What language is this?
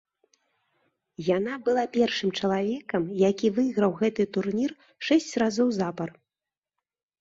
Belarusian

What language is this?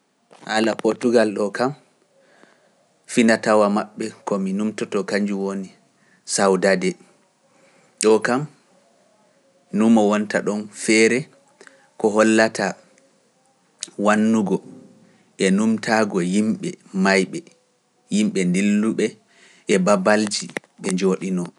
Pular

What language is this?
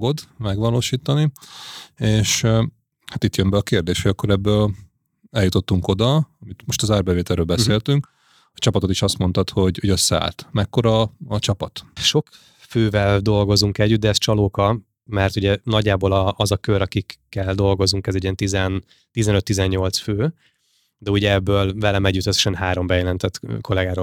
Hungarian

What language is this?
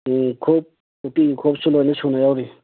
Manipuri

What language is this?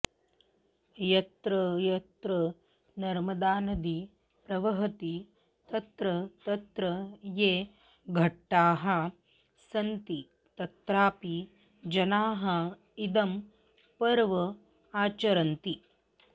Sanskrit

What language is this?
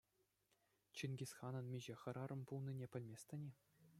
Chuvash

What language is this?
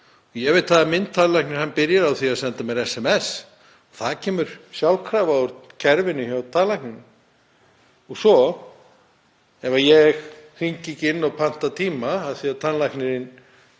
Icelandic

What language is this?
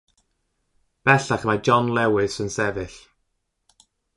Welsh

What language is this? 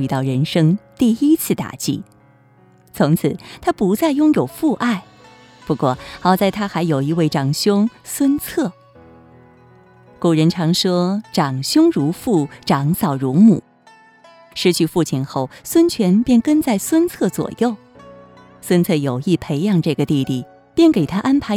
Chinese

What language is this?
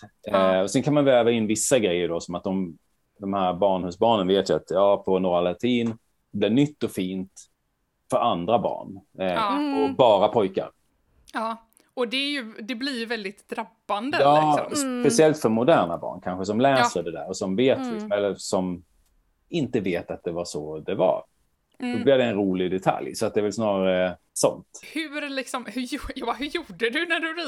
Swedish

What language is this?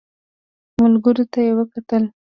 Pashto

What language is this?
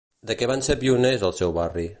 Catalan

